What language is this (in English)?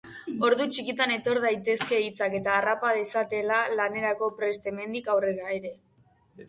Basque